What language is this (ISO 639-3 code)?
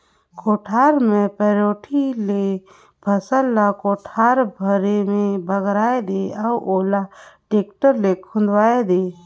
hne